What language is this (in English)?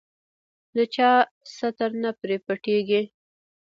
Pashto